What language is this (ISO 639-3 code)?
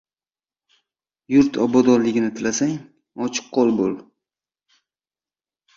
uzb